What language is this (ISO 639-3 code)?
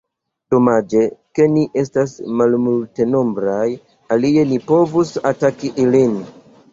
epo